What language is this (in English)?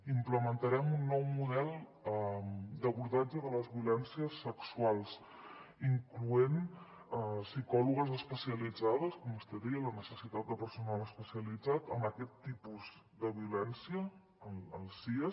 Catalan